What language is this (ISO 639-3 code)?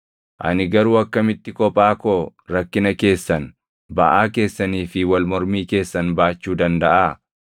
orm